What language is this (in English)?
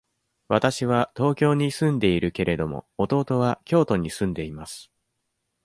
Japanese